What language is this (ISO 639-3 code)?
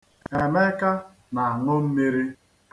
ibo